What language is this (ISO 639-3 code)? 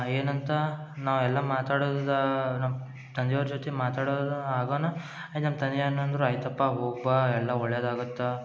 kan